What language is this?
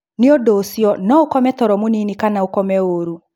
Kikuyu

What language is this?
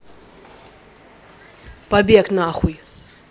Russian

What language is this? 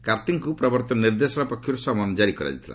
Odia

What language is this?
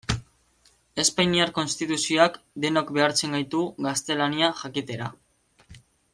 Basque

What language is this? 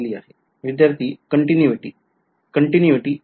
Marathi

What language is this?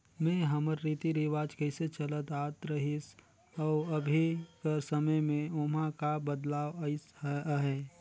Chhattisgarhi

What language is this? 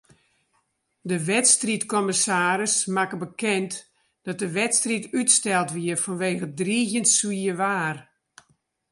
Western Frisian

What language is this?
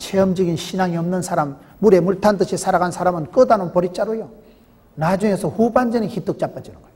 Korean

